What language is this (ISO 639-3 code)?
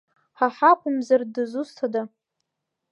abk